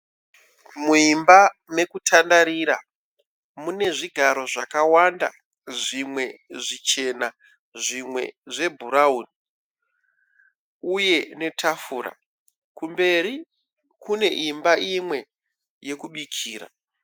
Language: Shona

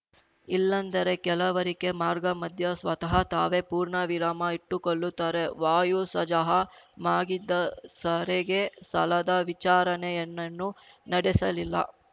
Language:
Kannada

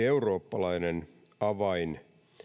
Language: Finnish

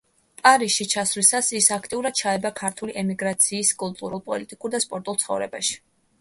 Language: Georgian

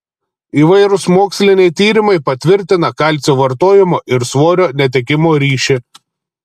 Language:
Lithuanian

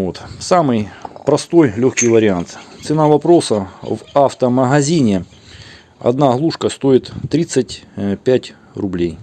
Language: Russian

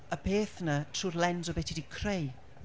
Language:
Welsh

